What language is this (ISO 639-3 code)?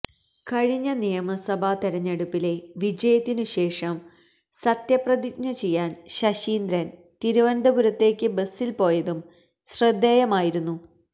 mal